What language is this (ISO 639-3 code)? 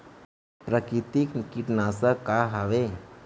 hne